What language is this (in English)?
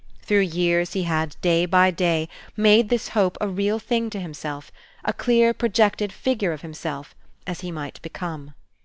English